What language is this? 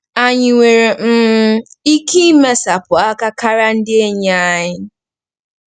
Igbo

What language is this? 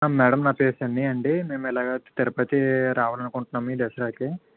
Telugu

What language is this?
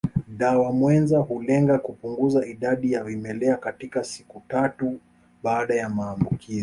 Swahili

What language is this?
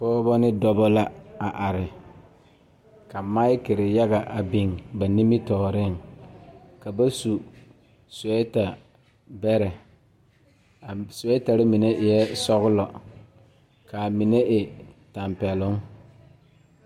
Southern Dagaare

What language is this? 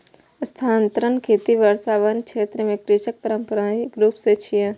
Maithili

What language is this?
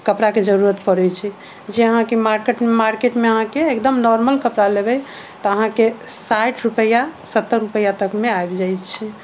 Maithili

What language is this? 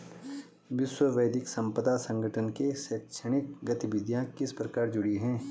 Hindi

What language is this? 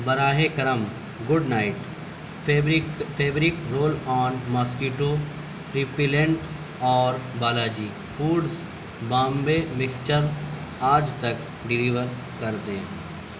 Urdu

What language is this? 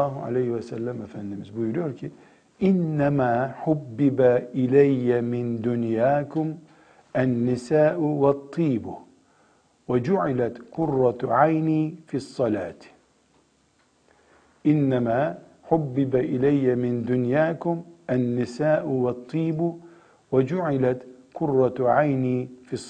Turkish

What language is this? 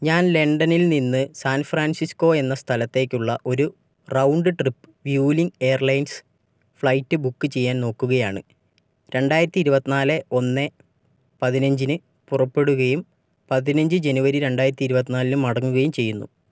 Malayalam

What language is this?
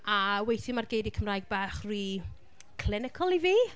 Welsh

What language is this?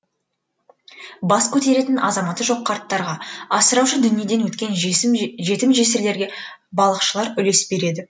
Kazakh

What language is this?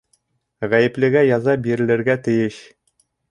Bashkir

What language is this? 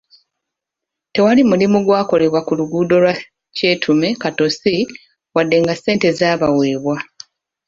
Ganda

